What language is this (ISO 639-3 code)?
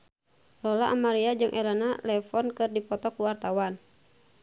sun